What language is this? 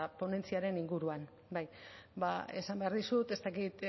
Basque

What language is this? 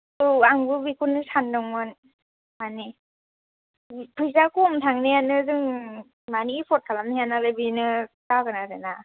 Bodo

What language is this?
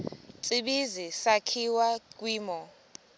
Xhosa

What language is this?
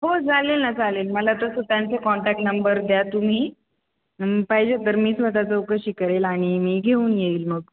Marathi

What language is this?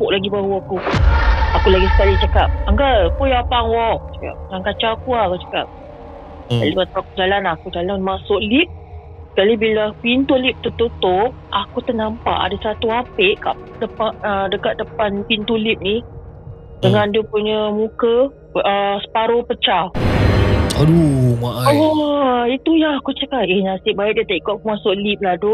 Malay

